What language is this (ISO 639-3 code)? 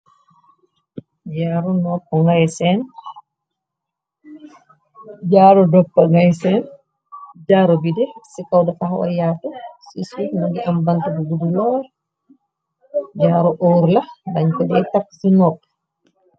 wol